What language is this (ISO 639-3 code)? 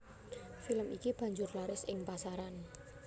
jav